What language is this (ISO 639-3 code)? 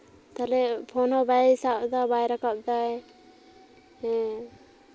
sat